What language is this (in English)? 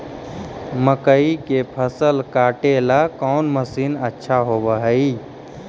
Magahi